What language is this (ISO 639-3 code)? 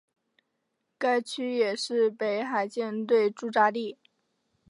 zho